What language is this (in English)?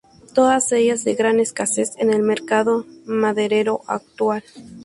Spanish